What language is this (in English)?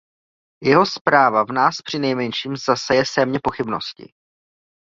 Czech